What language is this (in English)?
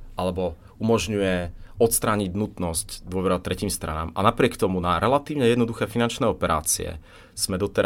Czech